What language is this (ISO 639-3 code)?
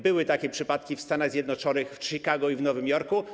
pol